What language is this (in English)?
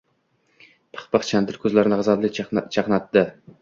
Uzbek